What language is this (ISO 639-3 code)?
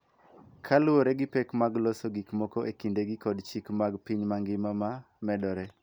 luo